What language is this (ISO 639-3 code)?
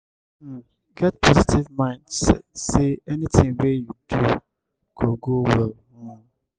pcm